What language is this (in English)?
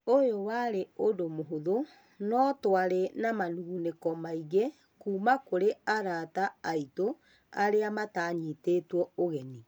Kikuyu